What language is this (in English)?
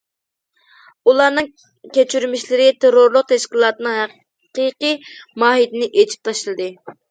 Uyghur